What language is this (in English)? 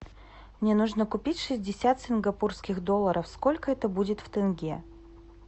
Russian